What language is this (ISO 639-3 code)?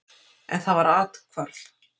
isl